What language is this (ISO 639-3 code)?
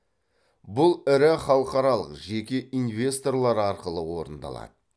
kaz